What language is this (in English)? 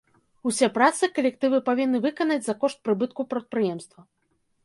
Belarusian